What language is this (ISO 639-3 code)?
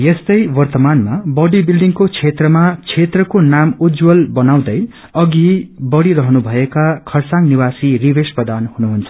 nep